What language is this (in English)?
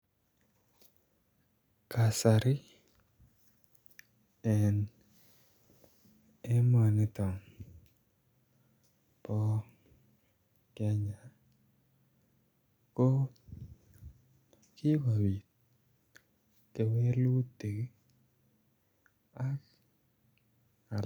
Kalenjin